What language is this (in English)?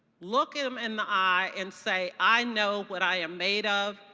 English